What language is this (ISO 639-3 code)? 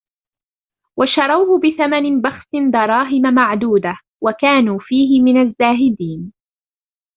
ara